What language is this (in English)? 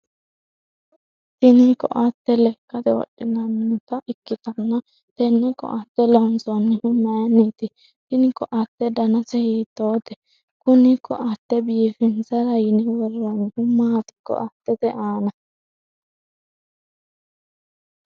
Sidamo